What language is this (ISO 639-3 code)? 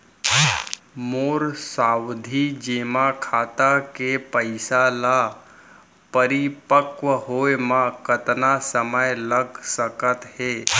hne